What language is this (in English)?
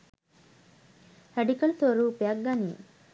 Sinhala